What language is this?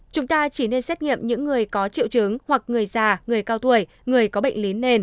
Vietnamese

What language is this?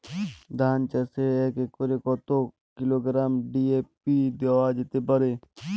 Bangla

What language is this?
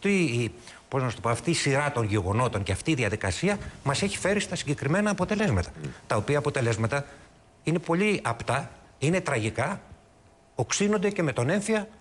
Greek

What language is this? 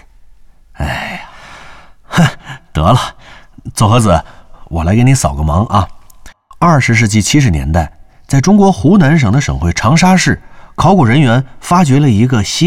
Chinese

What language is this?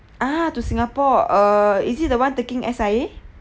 English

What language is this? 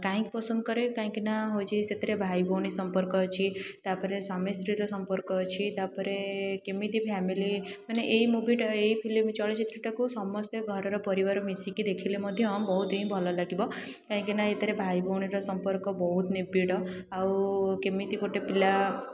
Odia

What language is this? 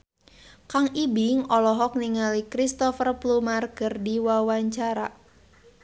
Sundanese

